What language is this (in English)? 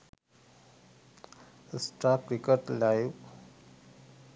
Sinhala